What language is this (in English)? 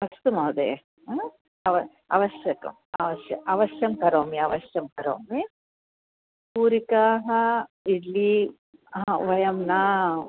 Sanskrit